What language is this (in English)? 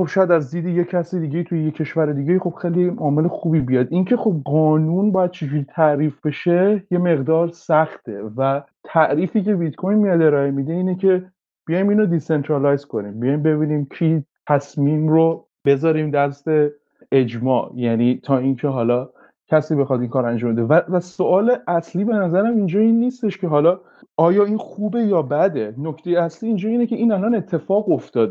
Persian